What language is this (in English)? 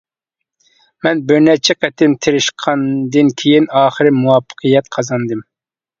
Uyghur